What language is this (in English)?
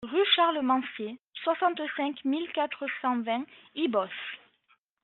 French